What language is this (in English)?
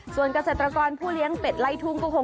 Thai